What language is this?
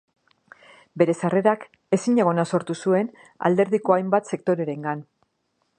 Basque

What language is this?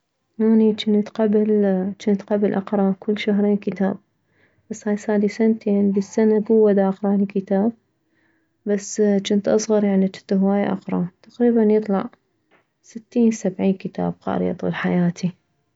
Mesopotamian Arabic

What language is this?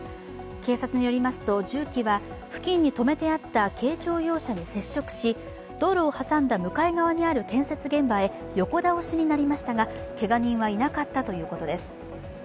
Japanese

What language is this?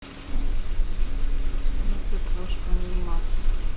Russian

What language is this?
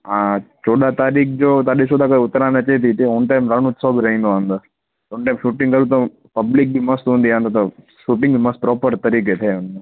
Sindhi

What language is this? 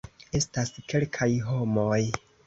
Esperanto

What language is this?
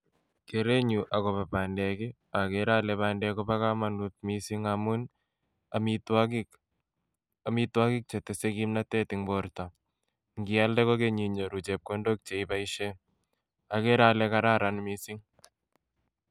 Kalenjin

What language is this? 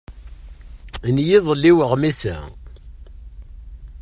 Kabyle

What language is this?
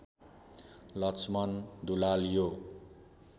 Nepali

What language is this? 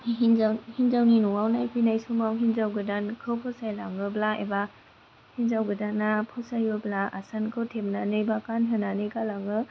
Bodo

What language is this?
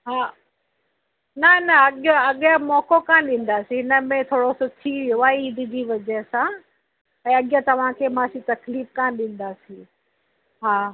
Sindhi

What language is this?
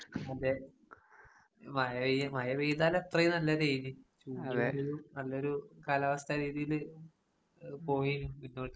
Malayalam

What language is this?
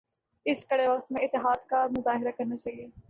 Urdu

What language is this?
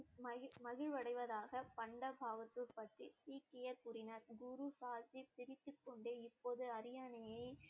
Tamil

